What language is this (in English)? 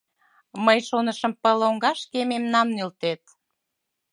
Mari